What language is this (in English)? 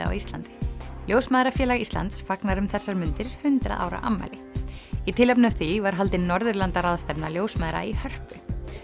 Icelandic